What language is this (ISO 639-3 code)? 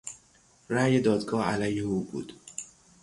fas